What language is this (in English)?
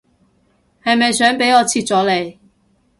Cantonese